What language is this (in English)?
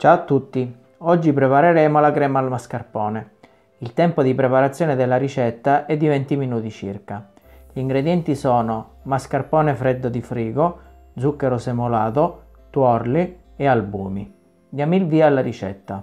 Italian